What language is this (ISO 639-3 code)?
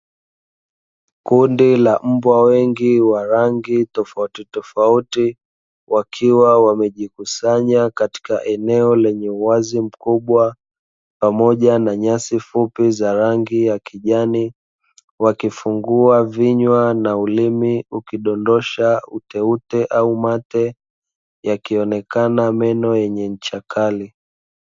swa